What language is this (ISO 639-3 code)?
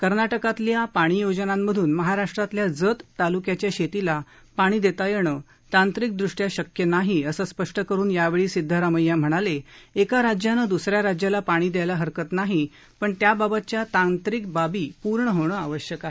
mar